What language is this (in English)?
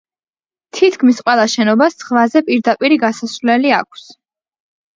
Georgian